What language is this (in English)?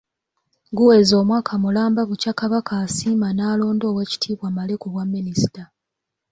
Ganda